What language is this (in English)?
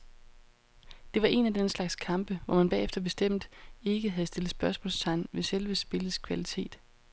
Danish